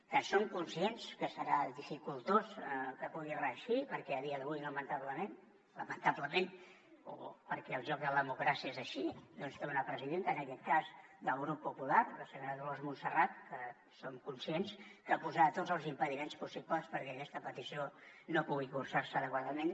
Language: Catalan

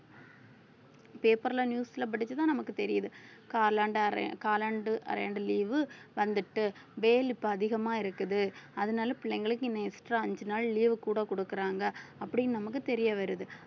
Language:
Tamil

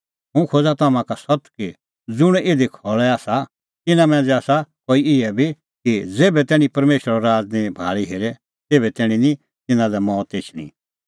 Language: Kullu Pahari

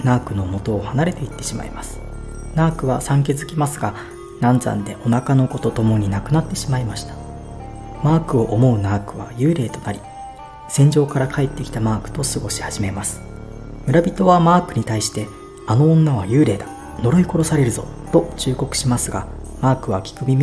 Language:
Japanese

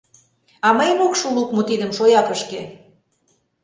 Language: Mari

